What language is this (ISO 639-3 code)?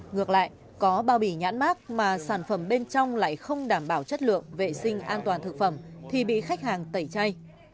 vie